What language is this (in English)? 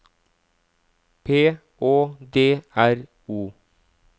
Norwegian